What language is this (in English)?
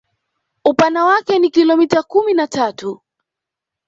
Swahili